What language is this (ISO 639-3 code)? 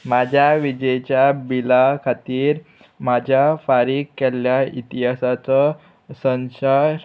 kok